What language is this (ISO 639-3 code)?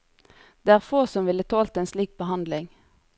nor